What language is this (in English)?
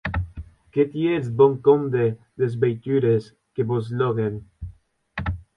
Occitan